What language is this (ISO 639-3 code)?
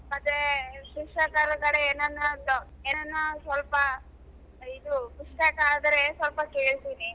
kan